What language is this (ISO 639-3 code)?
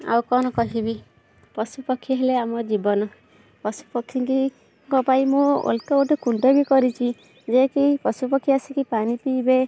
ori